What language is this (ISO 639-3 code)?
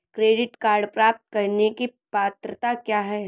hin